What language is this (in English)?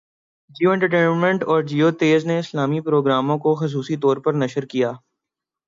Urdu